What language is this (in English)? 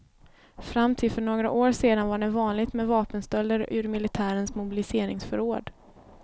Swedish